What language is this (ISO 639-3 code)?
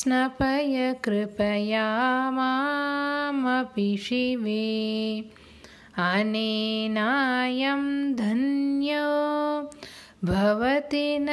tam